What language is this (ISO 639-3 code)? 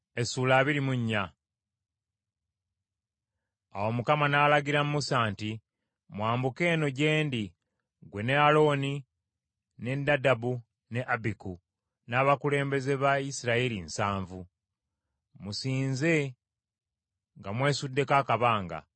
lug